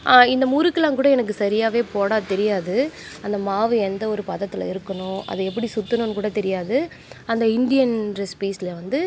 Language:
Tamil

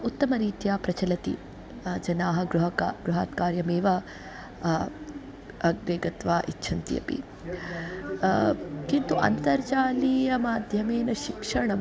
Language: Sanskrit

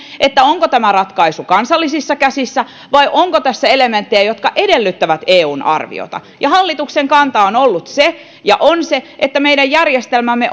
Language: Finnish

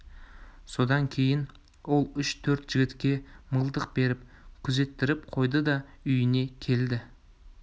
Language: Kazakh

